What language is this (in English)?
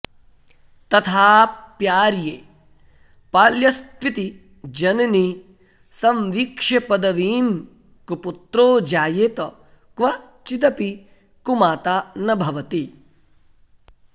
Sanskrit